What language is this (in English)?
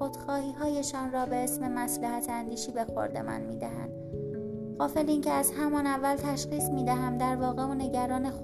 Persian